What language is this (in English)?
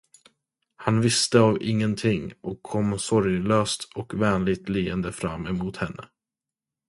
Swedish